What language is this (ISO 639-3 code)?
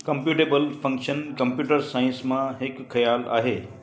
snd